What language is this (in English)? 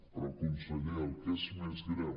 Catalan